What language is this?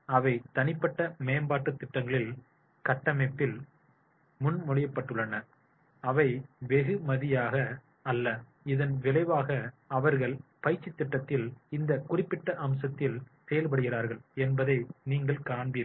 Tamil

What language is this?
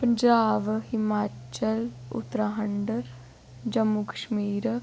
Dogri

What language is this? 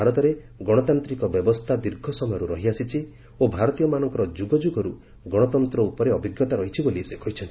Odia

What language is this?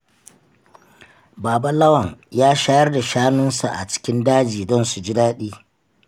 Hausa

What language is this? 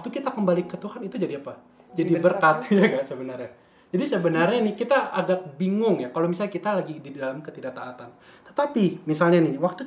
Indonesian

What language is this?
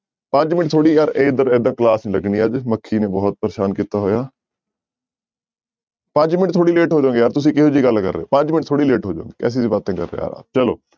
Punjabi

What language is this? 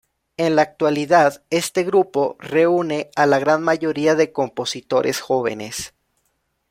Spanish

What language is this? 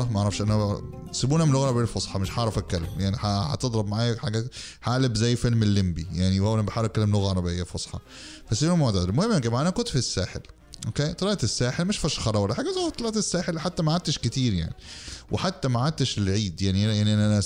Arabic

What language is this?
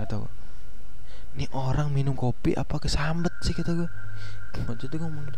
Indonesian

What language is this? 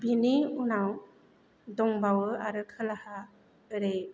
Bodo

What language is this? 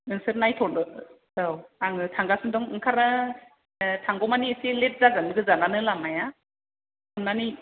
Bodo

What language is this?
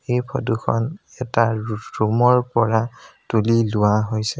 Assamese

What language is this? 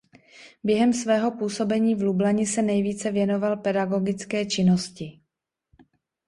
Czech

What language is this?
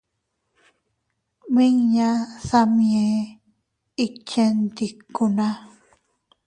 Teutila Cuicatec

